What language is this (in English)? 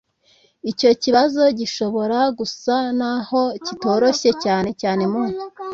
Kinyarwanda